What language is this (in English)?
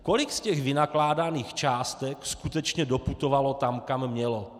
Czech